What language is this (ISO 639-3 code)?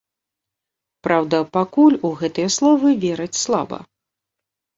bel